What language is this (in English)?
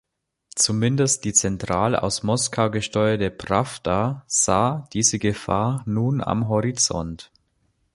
German